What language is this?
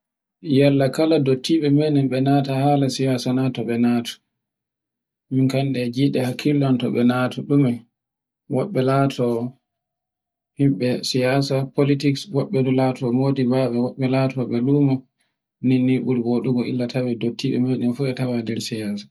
Borgu Fulfulde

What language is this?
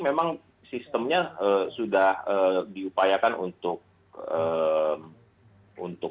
Indonesian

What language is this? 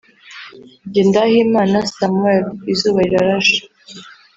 Kinyarwanda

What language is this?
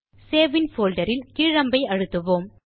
Tamil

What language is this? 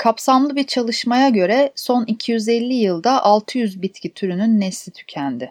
Turkish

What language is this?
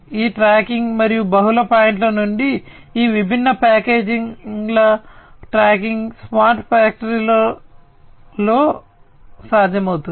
Telugu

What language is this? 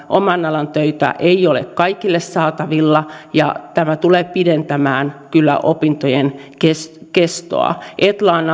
Finnish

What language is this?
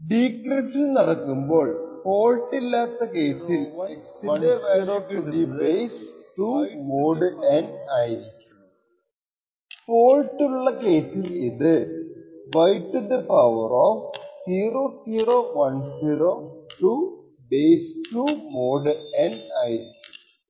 Malayalam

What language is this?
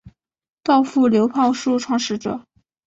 Chinese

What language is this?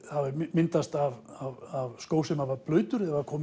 Icelandic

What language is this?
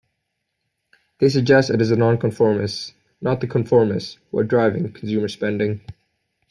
English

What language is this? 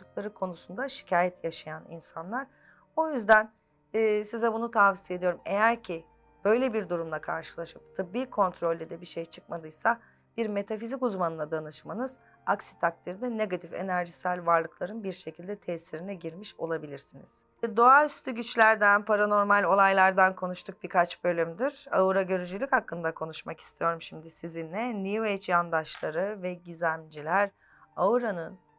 Turkish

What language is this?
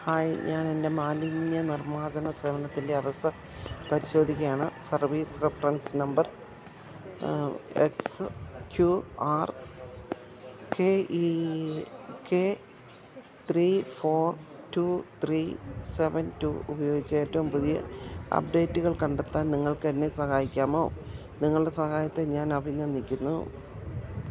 Malayalam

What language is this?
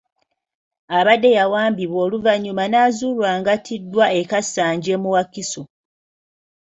Ganda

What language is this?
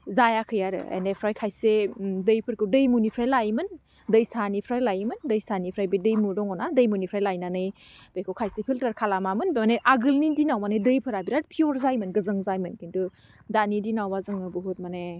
Bodo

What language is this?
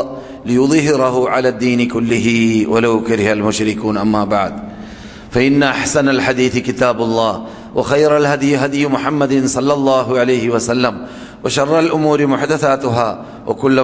Malayalam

